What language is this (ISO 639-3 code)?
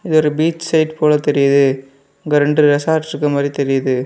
tam